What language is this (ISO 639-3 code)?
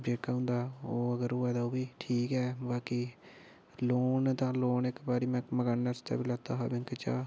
doi